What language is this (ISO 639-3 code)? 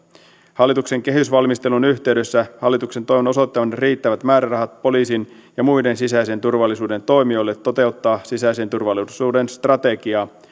fin